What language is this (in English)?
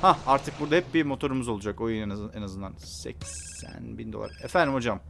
Turkish